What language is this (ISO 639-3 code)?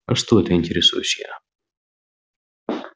rus